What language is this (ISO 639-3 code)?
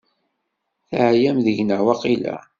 kab